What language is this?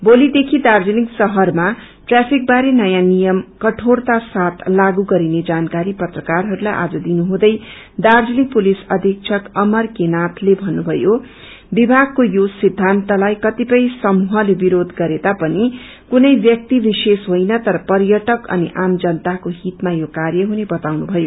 Nepali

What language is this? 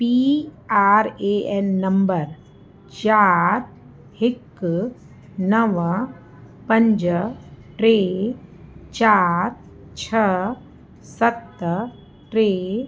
Sindhi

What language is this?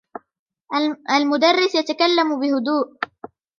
Arabic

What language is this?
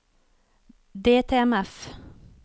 Norwegian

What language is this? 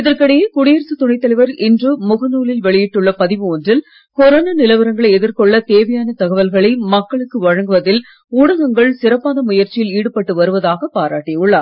Tamil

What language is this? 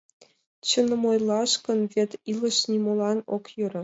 Mari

